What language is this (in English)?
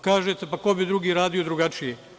Serbian